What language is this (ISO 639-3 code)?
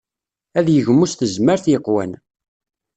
kab